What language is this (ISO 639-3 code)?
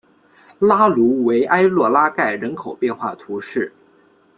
zho